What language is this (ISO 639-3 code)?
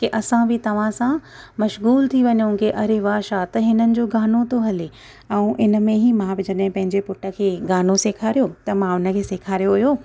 snd